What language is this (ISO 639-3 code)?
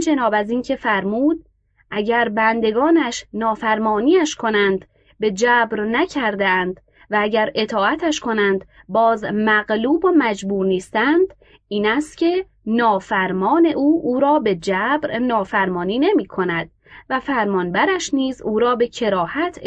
fas